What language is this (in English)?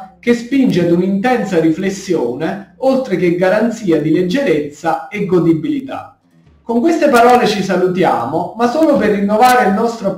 Italian